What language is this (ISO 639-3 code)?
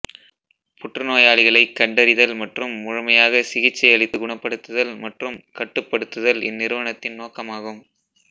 tam